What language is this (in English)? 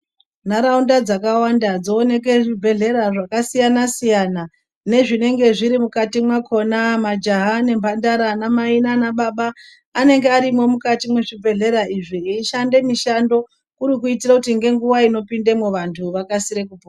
Ndau